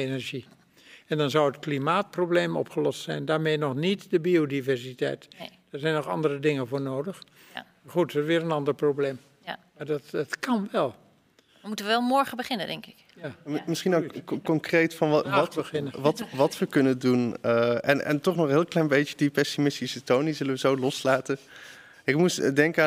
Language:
Dutch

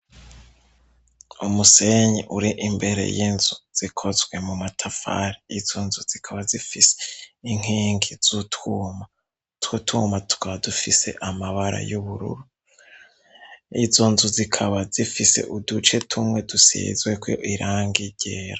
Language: Rundi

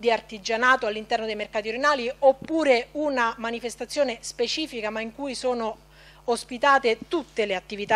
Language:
Italian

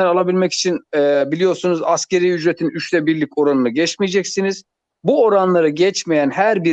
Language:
Turkish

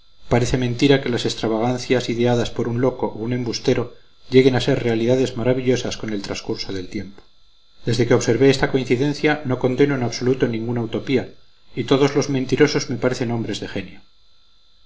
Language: Spanish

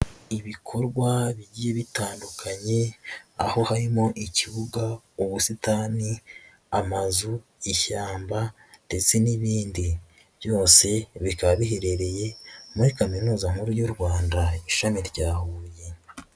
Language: Kinyarwanda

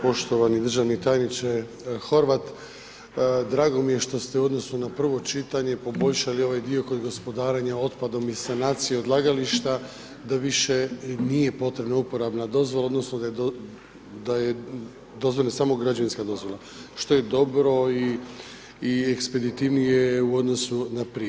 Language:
Croatian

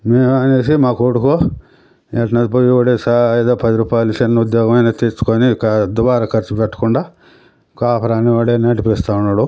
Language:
Telugu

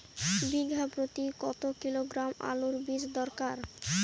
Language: Bangla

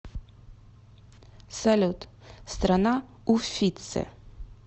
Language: Russian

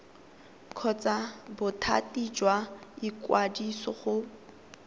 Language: Tswana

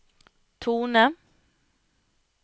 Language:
Norwegian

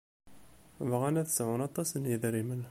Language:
Kabyle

